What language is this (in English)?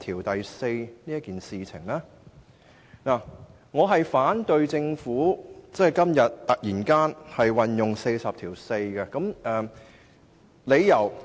Cantonese